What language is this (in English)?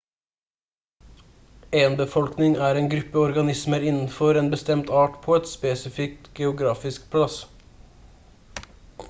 Norwegian Bokmål